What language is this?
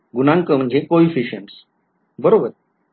Marathi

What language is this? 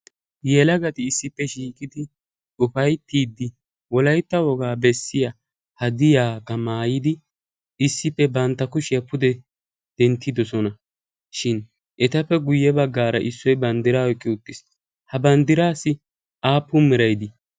Wolaytta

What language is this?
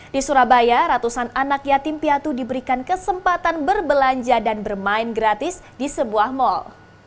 Indonesian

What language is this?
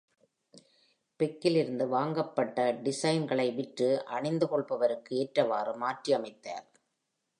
Tamil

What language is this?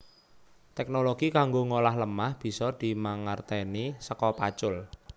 Javanese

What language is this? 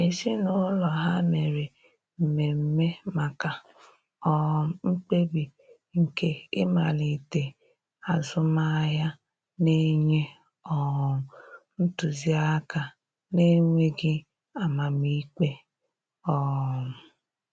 Igbo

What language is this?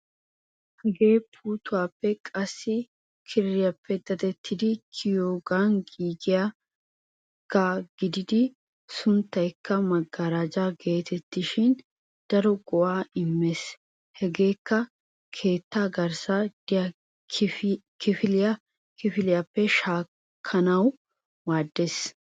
Wolaytta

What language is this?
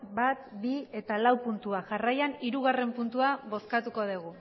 Basque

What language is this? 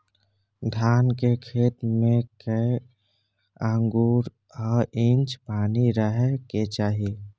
Maithili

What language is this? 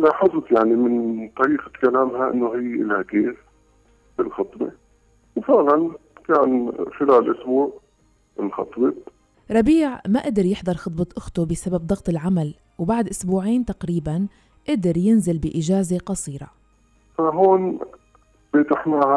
Arabic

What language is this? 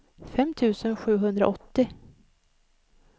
Swedish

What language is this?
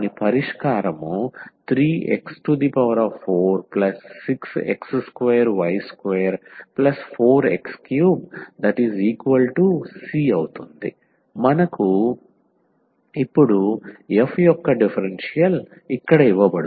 Telugu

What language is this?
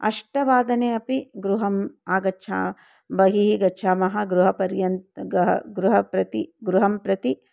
Sanskrit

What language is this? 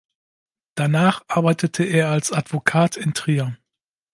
German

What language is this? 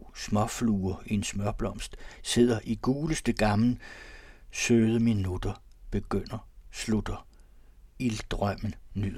Danish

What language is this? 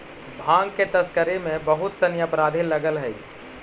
Magahi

